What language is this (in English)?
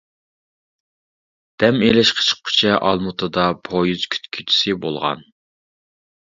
Uyghur